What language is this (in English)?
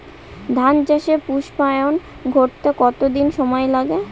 Bangla